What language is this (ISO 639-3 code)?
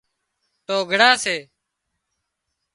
kxp